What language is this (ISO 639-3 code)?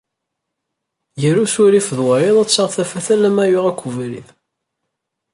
kab